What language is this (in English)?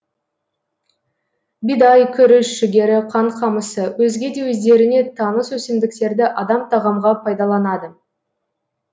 Kazakh